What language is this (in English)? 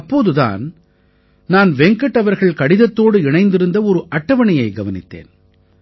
Tamil